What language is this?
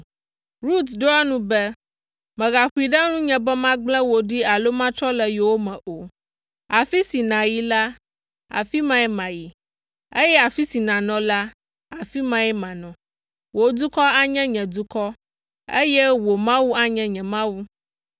Ewe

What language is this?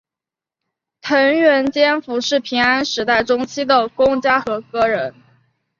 Chinese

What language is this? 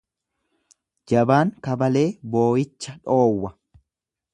Oromo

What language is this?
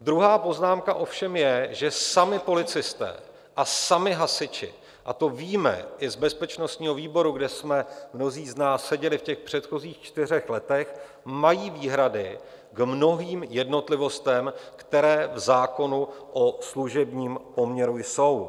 Czech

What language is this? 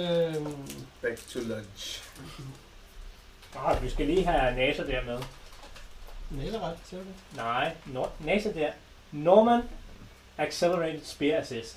Danish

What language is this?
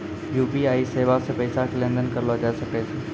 Maithili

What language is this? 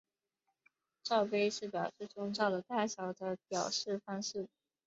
Chinese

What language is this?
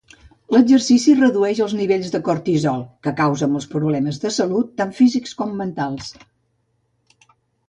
Catalan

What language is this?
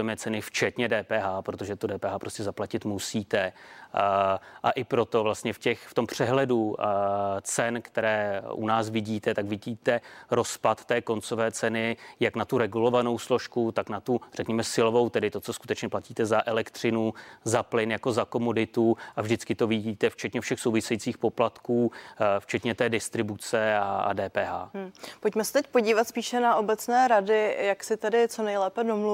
Czech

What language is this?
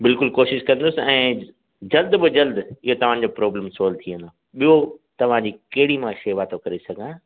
Sindhi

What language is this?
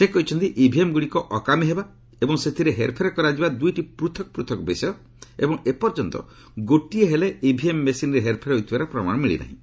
Odia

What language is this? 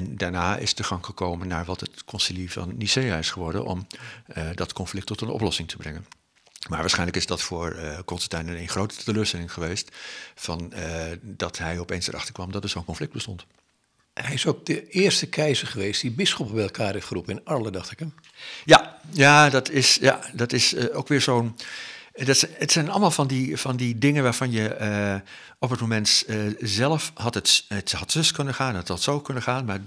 Dutch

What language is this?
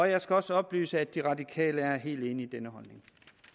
Danish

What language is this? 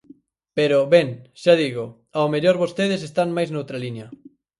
Galician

